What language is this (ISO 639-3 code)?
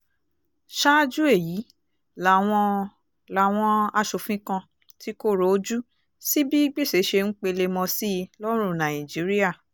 yor